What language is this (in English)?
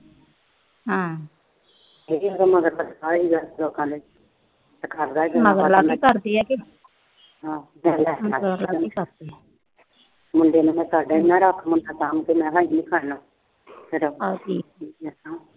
Punjabi